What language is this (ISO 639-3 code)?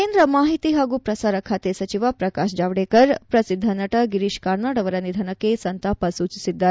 kan